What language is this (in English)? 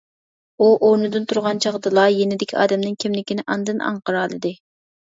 Uyghur